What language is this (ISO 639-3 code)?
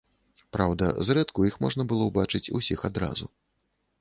bel